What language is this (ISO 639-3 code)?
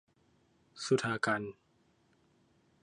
tha